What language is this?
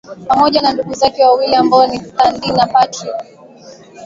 Swahili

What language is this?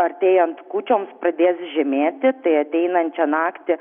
Lithuanian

